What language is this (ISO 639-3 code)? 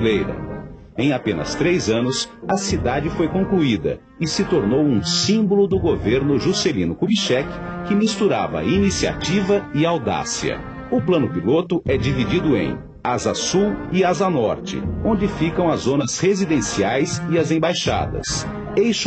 por